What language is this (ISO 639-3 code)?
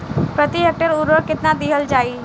bho